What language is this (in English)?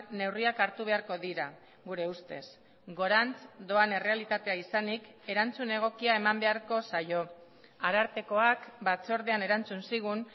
Basque